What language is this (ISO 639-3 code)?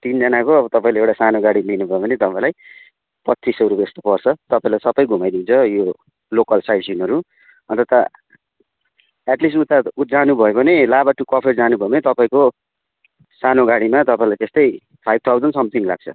nep